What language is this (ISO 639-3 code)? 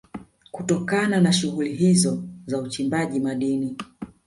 swa